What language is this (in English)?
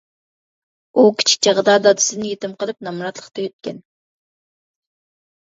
Uyghur